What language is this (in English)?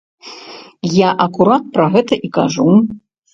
Belarusian